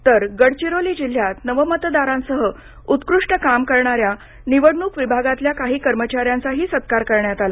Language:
Marathi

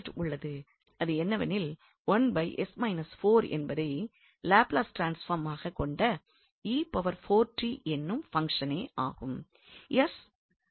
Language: Tamil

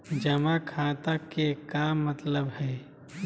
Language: Magahi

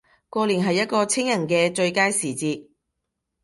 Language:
Cantonese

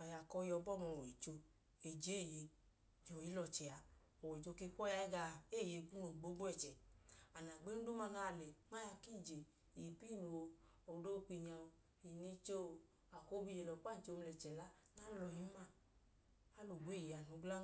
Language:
Idoma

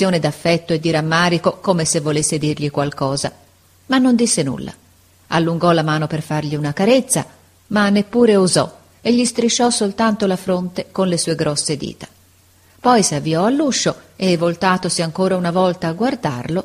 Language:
Italian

